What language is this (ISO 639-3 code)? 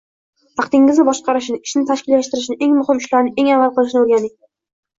uzb